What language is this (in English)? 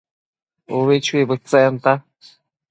Matsés